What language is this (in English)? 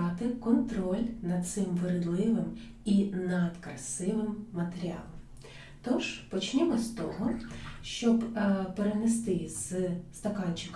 Ukrainian